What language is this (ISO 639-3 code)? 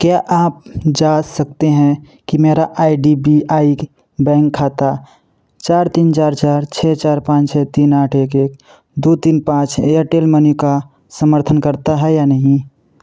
hin